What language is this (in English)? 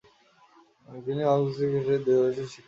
Bangla